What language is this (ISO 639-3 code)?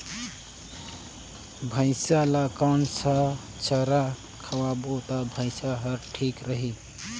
hne